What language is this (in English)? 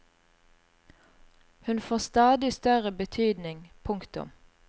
Norwegian